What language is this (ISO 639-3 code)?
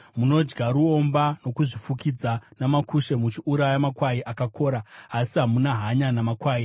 sna